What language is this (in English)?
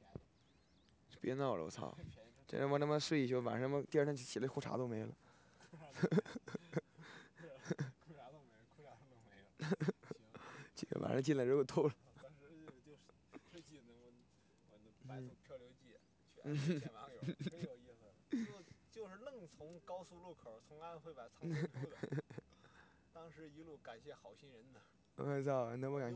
Chinese